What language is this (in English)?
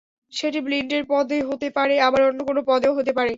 Bangla